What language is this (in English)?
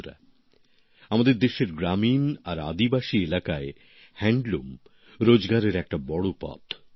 Bangla